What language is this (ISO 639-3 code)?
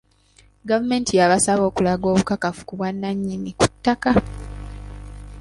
lug